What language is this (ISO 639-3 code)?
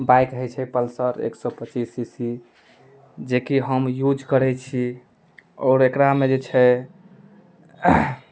mai